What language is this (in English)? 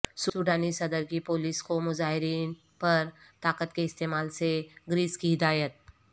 Urdu